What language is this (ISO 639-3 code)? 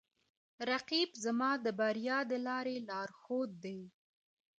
pus